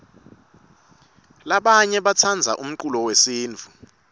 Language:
Swati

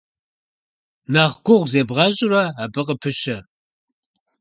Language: Kabardian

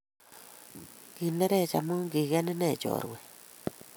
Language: Kalenjin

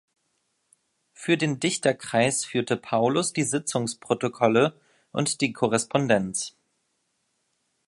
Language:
German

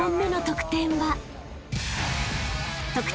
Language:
Japanese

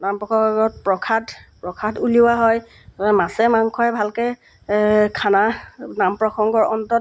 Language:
Assamese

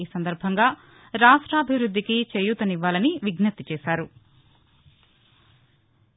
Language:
Telugu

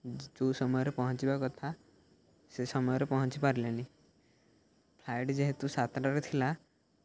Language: Odia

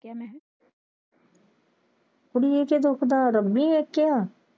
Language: Punjabi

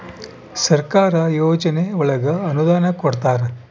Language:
Kannada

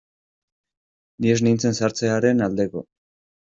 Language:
Basque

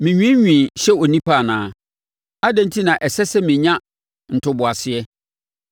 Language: Akan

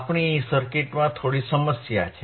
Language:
Gujarati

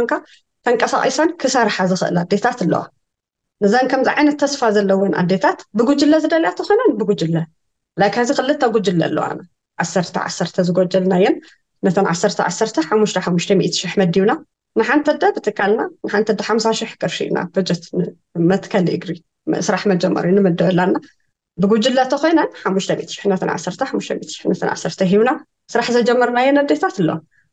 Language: Arabic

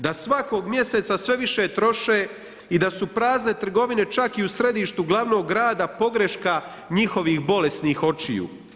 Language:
Croatian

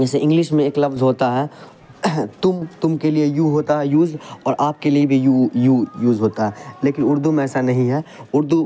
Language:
Urdu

